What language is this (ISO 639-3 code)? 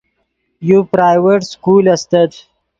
ydg